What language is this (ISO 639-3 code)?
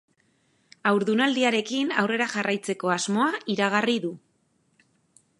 eus